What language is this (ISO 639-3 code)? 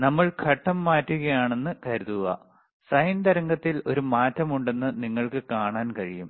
mal